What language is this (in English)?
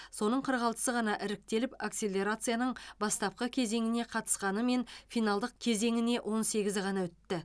Kazakh